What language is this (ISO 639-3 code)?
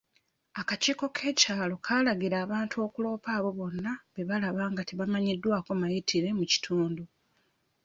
lug